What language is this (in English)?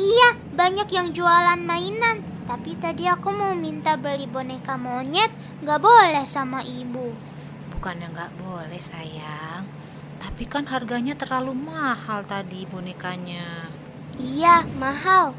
Indonesian